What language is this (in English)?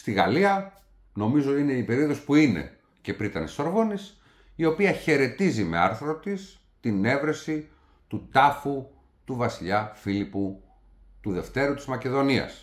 Greek